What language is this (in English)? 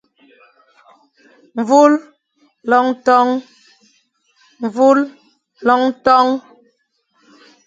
Fang